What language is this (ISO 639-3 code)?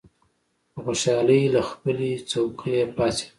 pus